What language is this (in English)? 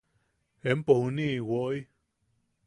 Yaqui